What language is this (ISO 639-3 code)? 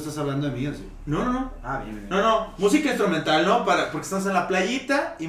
spa